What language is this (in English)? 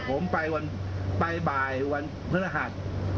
Thai